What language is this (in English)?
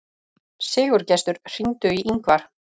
Icelandic